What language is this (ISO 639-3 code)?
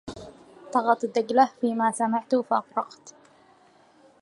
ara